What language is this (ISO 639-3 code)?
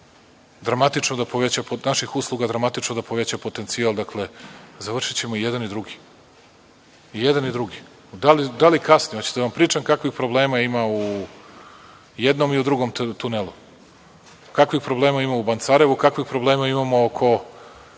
srp